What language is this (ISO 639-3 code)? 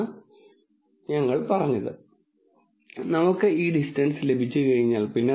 mal